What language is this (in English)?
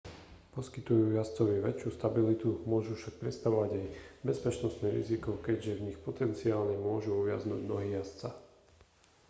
Slovak